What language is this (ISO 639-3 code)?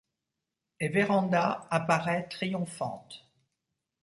fra